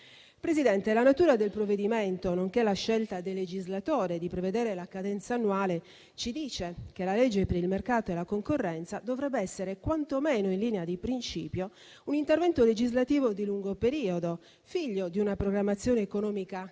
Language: Italian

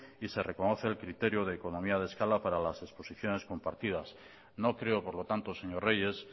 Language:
Spanish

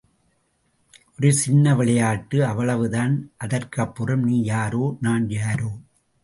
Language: Tamil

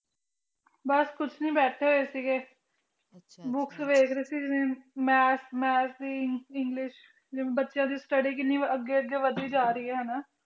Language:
Punjabi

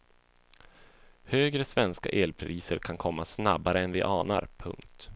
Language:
Swedish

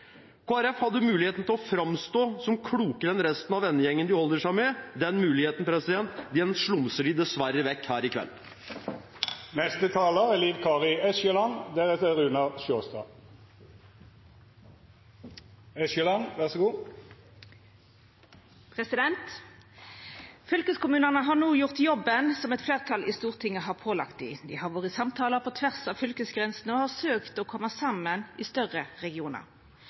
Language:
Norwegian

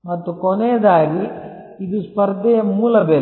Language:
Kannada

